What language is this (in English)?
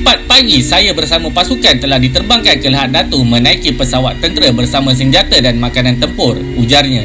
Malay